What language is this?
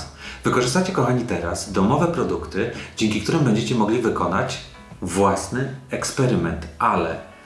Polish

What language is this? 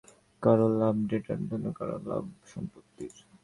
Bangla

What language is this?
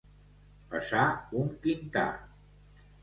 Catalan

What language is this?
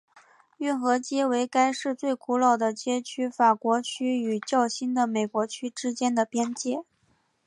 Chinese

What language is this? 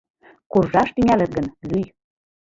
Mari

